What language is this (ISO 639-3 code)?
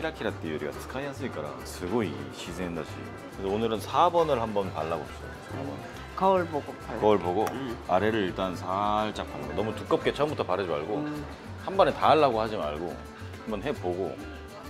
kor